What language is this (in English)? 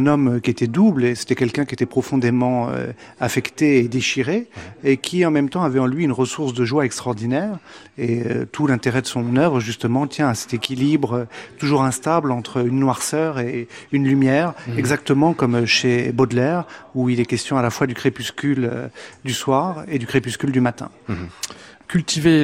French